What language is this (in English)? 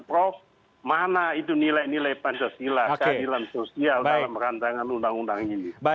Indonesian